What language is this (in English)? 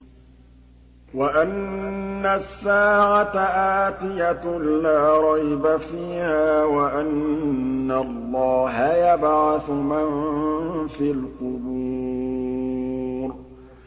Arabic